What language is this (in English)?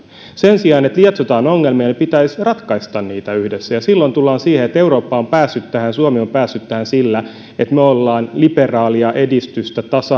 Finnish